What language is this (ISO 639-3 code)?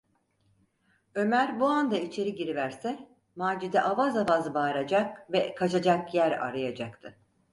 tur